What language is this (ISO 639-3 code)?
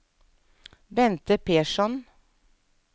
nor